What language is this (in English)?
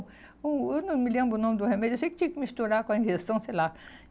Portuguese